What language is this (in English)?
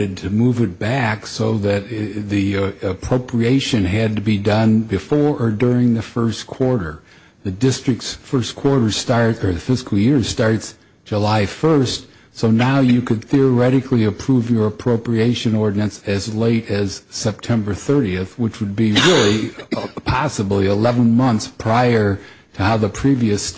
English